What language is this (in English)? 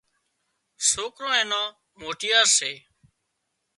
Wadiyara Koli